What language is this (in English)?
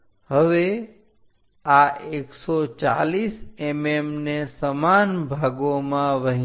Gujarati